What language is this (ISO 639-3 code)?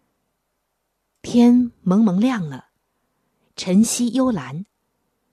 zho